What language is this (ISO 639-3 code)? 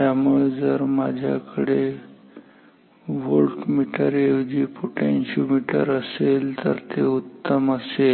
mar